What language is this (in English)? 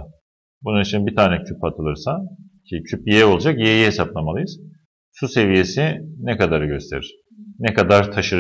Turkish